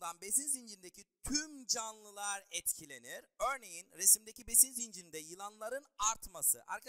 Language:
Turkish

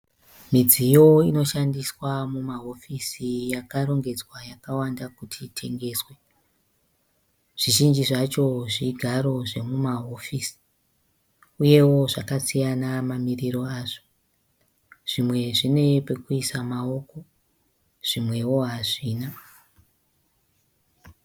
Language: Shona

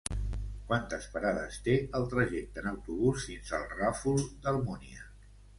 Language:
Catalan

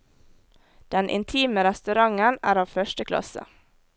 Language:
Norwegian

